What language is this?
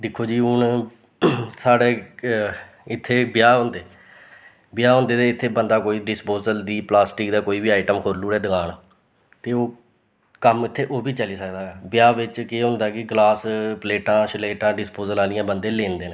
Dogri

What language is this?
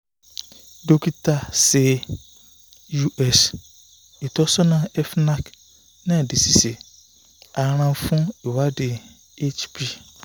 Yoruba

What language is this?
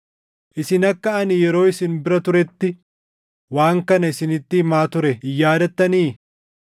Oromo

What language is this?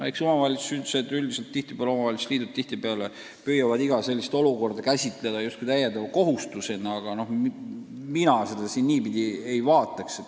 Estonian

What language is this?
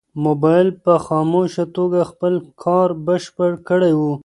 Pashto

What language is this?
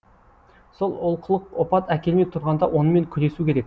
Kazakh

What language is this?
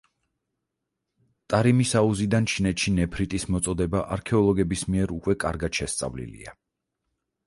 Georgian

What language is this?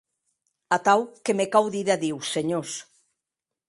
Occitan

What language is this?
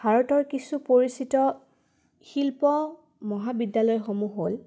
Assamese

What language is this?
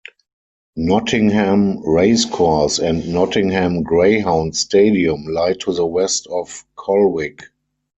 English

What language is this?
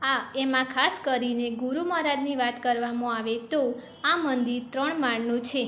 Gujarati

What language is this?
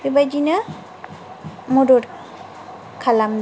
Bodo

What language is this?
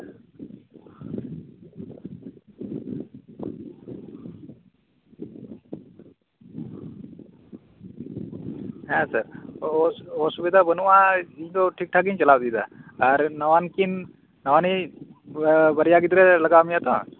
Santali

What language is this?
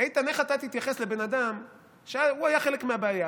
Hebrew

